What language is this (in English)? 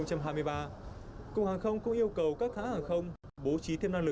Vietnamese